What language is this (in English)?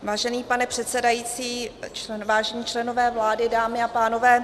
Czech